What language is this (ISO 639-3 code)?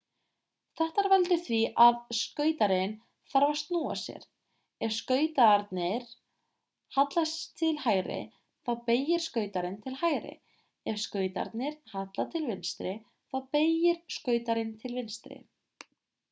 isl